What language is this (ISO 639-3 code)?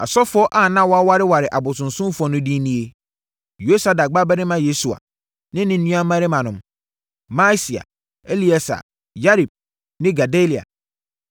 aka